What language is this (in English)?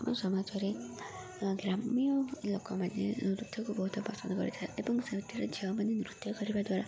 Odia